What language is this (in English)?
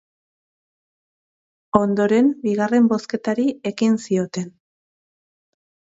Basque